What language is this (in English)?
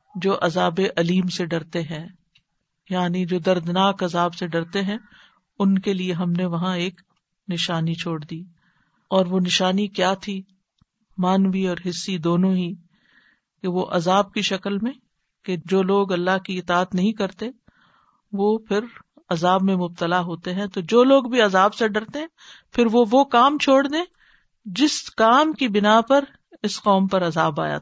Urdu